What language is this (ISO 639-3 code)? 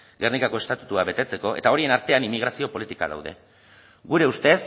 eus